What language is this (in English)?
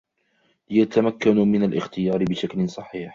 Arabic